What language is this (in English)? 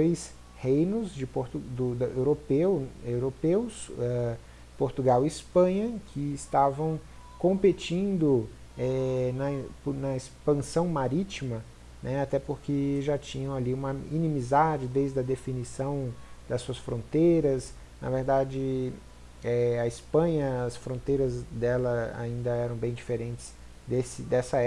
Portuguese